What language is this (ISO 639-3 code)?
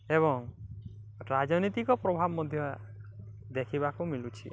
ori